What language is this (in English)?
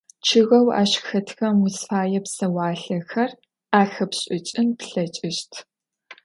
Adyghe